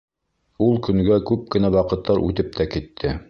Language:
Bashkir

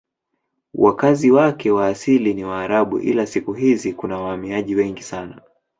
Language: Swahili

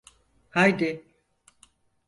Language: Turkish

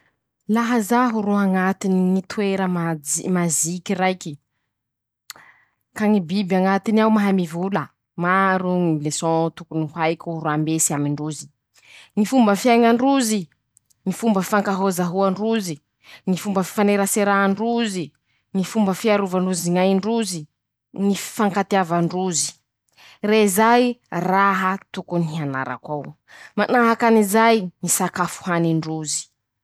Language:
Masikoro Malagasy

